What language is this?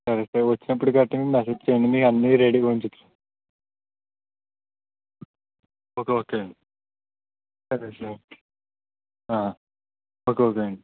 Telugu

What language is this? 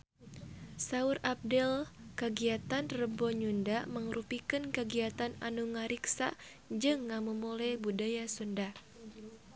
Sundanese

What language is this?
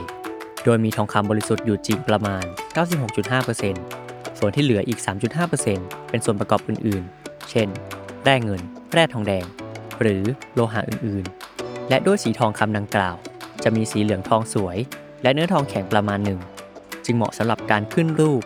Thai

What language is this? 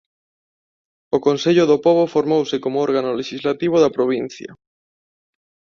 Galician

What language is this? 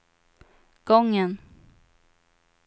Swedish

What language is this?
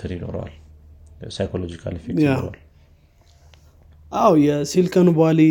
Amharic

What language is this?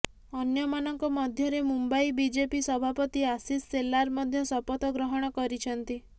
Odia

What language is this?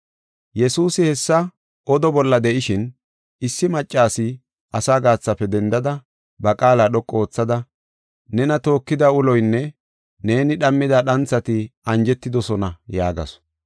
Gofa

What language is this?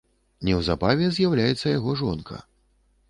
Belarusian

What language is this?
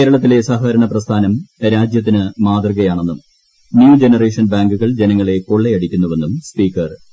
Malayalam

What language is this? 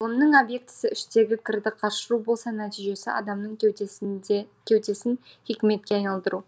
Kazakh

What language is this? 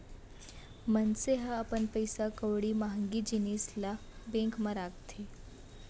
Chhattisgarhi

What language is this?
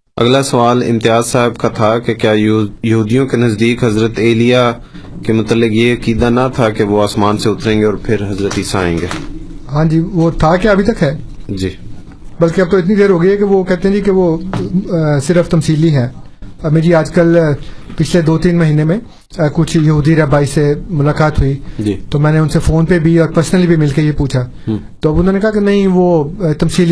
Urdu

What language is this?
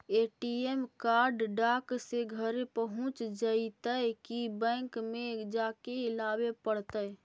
Magahi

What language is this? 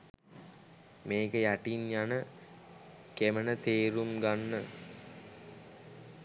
Sinhala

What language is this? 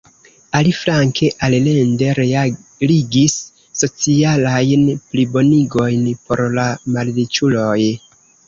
Esperanto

